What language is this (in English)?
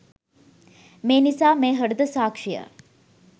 Sinhala